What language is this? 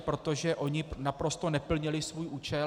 Czech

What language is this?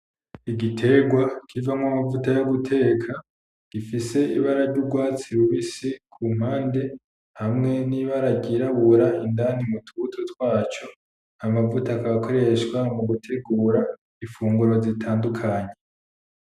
Rundi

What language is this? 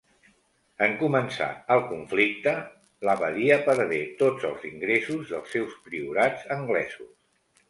Catalan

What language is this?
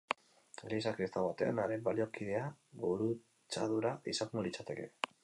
Basque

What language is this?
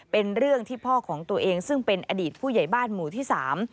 Thai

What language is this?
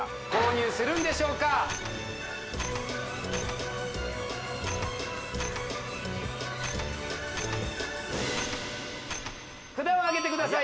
Japanese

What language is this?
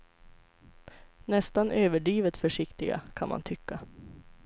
Swedish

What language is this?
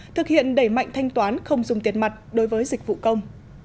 Vietnamese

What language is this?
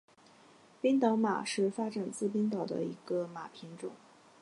Chinese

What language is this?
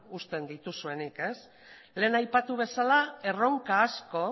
Basque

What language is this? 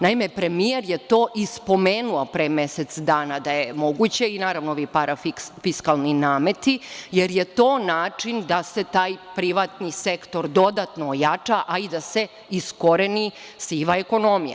Serbian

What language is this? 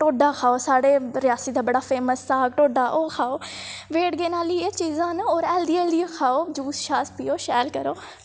Dogri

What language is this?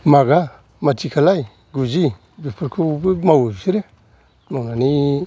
Bodo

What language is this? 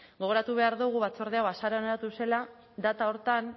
Basque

